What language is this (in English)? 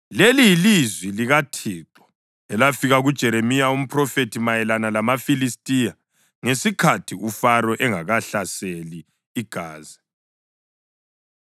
North Ndebele